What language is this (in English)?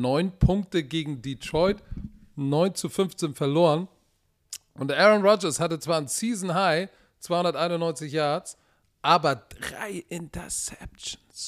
German